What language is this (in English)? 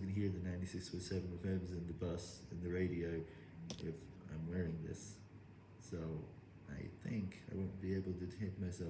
English